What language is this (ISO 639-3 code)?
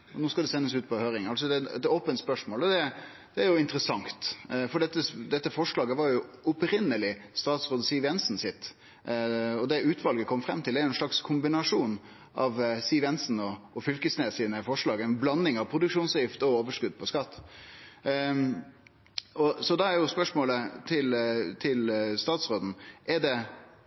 nno